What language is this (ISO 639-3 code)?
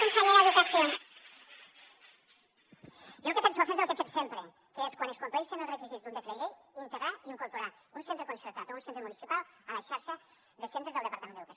cat